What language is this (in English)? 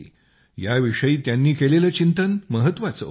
Marathi